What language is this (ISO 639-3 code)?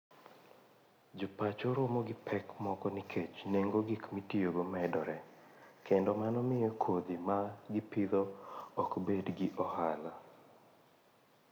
luo